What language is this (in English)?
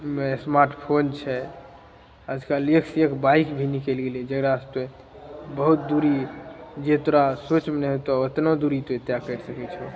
Maithili